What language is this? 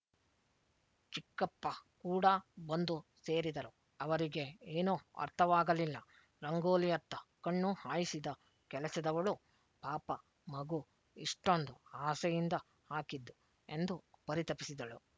Kannada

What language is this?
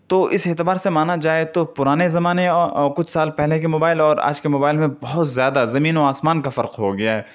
Urdu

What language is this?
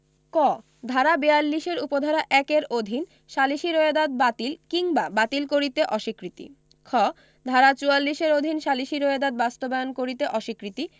Bangla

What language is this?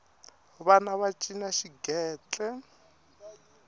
Tsonga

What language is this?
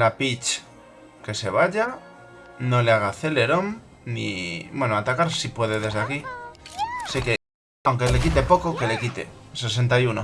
Spanish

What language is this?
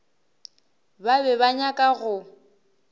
Northern Sotho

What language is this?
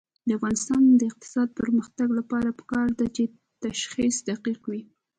Pashto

